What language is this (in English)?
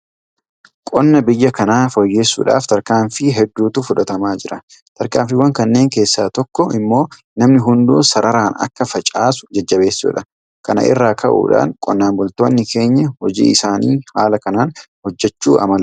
Oromo